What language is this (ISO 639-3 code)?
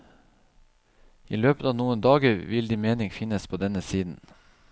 nor